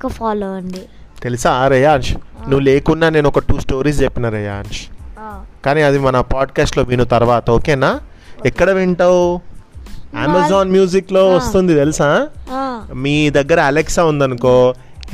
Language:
Telugu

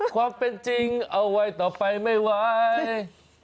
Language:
Thai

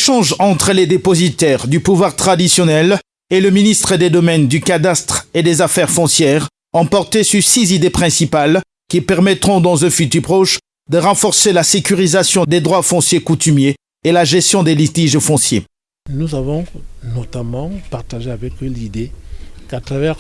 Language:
French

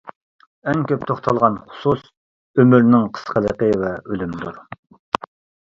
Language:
Uyghur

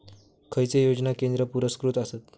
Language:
Marathi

